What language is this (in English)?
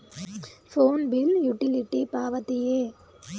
Kannada